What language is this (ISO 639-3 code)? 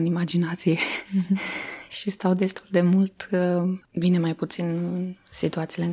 ron